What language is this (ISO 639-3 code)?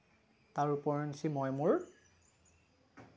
asm